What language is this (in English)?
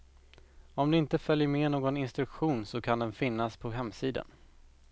Swedish